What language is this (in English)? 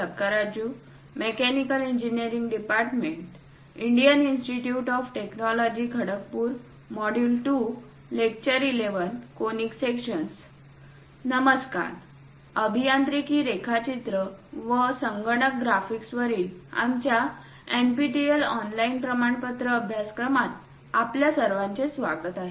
Marathi